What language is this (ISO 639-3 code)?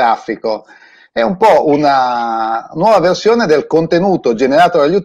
ita